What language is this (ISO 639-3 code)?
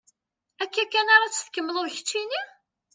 kab